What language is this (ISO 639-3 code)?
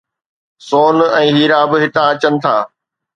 snd